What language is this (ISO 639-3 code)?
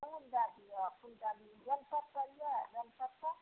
mai